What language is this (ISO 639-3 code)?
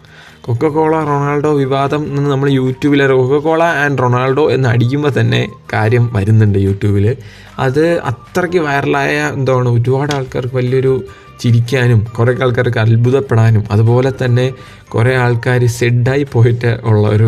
mal